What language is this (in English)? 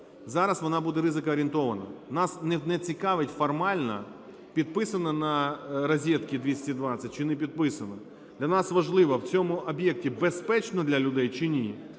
Ukrainian